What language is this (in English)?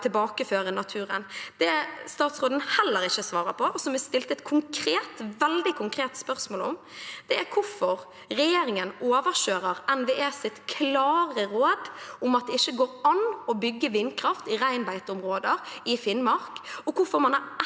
Norwegian